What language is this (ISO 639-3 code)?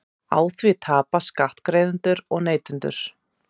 isl